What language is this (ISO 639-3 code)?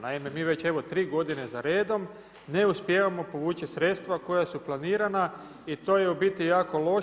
hrv